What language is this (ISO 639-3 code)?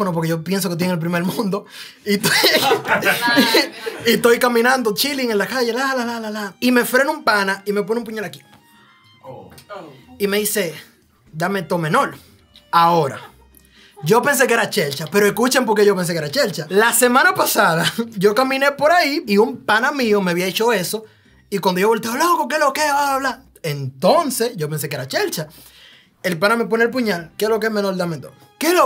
spa